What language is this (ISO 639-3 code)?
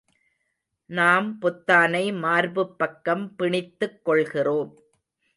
tam